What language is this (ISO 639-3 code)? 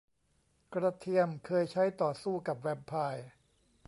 tha